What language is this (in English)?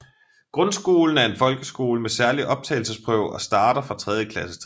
Danish